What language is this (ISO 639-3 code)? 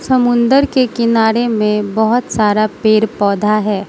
hin